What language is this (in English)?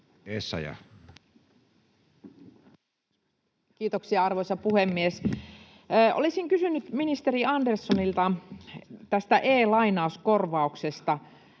Finnish